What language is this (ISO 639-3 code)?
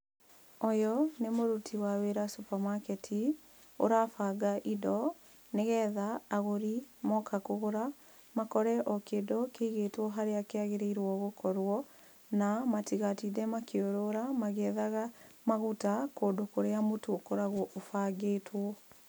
kik